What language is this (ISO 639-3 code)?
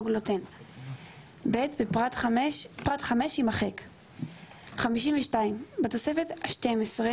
heb